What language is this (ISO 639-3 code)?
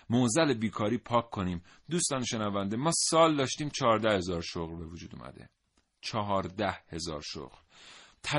fas